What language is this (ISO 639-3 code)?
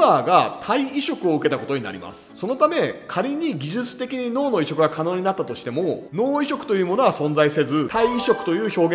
jpn